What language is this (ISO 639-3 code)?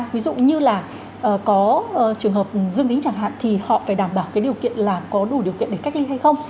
vie